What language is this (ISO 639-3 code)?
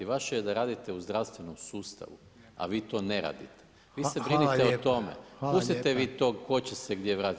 hrv